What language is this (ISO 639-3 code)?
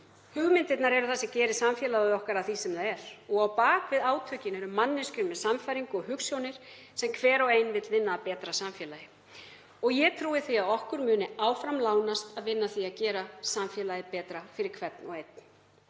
isl